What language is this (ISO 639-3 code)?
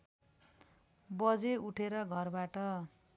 nep